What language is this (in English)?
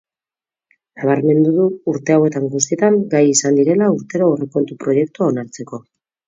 Basque